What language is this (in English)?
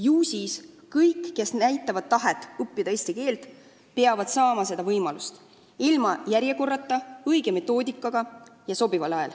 Estonian